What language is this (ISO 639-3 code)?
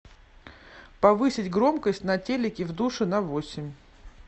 rus